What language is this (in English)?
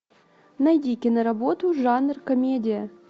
Russian